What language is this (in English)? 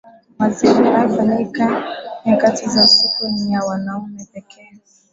Swahili